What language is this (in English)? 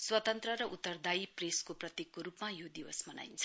Nepali